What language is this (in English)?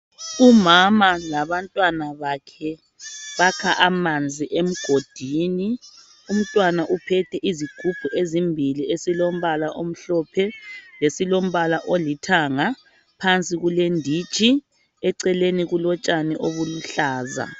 North Ndebele